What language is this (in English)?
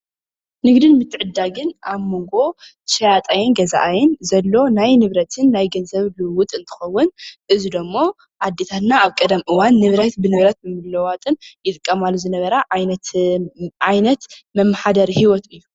Tigrinya